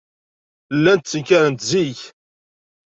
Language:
Kabyle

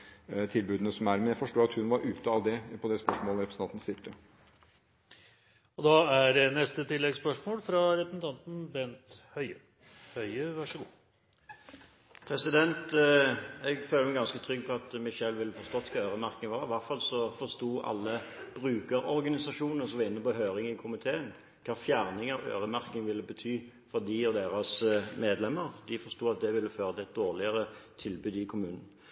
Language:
Norwegian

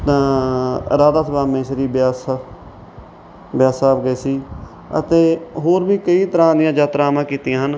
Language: Punjabi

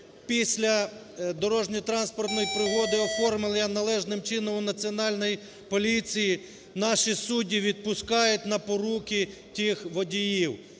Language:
Ukrainian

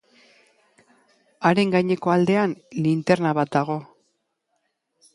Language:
Basque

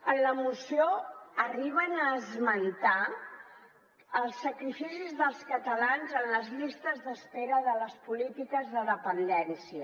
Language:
Catalan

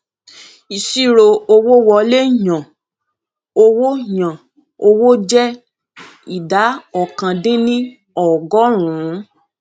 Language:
Yoruba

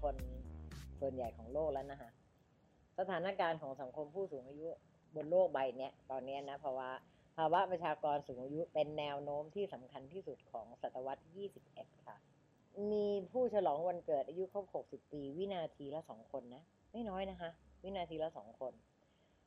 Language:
Thai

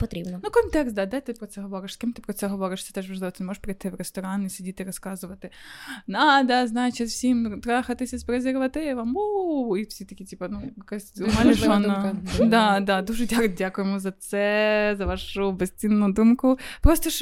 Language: Ukrainian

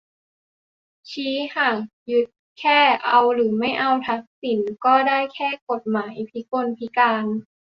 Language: Thai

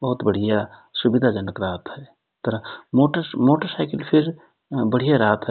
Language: Rana Tharu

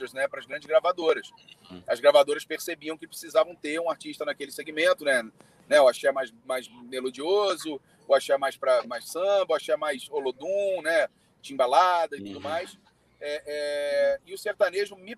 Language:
Portuguese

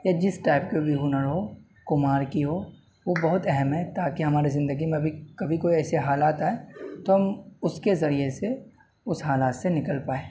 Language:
Urdu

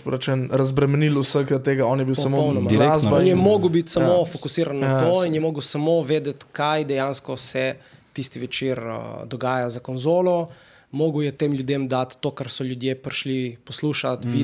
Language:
Slovak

